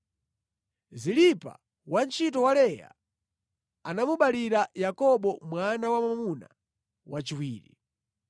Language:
Nyanja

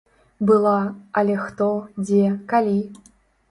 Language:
Belarusian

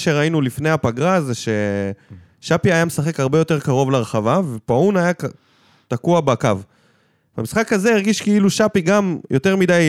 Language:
Hebrew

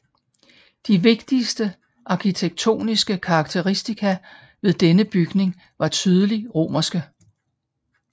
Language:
Danish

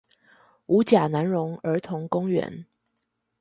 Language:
Chinese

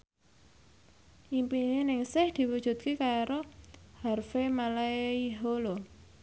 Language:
Javanese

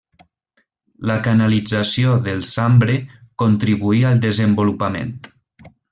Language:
Catalan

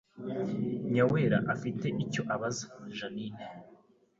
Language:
Kinyarwanda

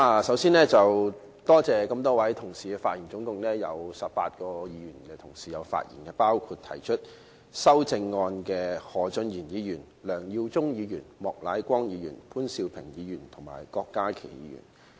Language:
Cantonese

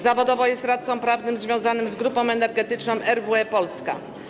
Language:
Polish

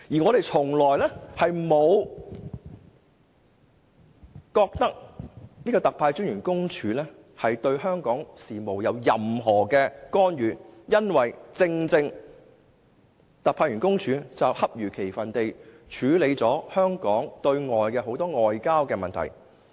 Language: Cantonese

